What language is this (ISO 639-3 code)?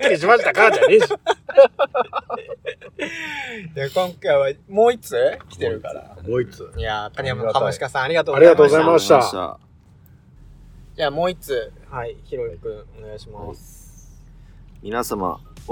jpn